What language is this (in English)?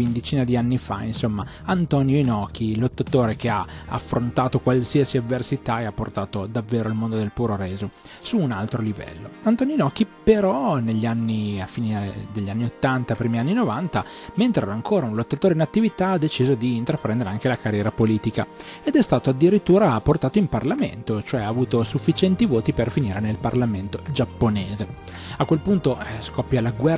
Italian